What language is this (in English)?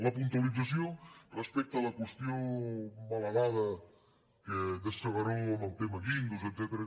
Catalan